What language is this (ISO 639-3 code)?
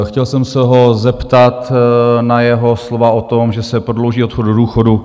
ces